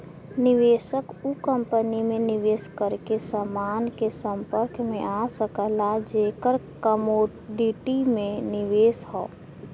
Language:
Bhojpuri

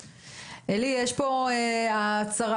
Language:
Hebrew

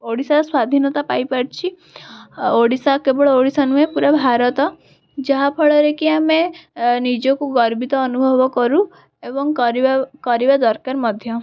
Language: Odia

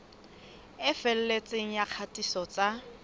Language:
Southern Sotho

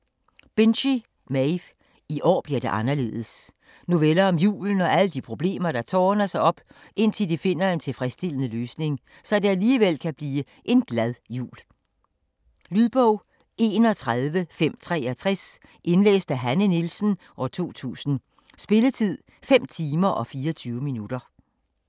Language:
Danish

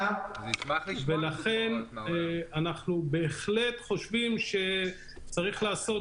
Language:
Hebrew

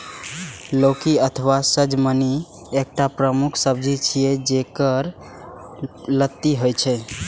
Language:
Maithili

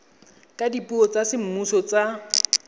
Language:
Tswana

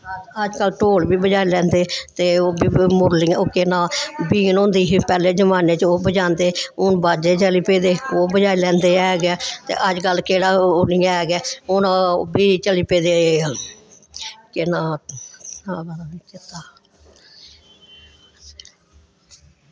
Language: Dogri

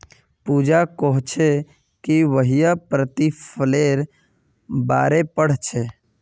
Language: Magahi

